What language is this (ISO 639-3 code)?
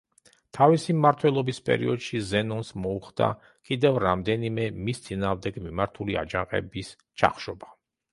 kat